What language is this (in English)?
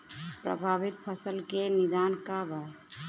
Bhojpuri